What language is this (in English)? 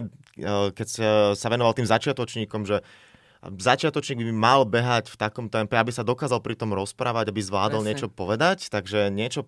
Slovak